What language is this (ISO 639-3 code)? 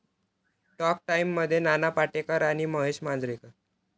mar